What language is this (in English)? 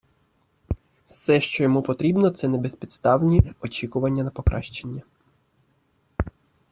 Ukrainian